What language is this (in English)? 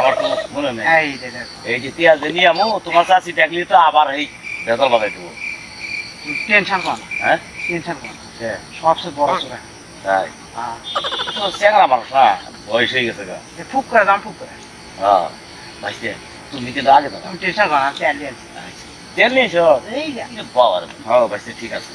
Bangla